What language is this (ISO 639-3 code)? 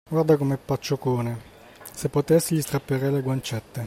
ita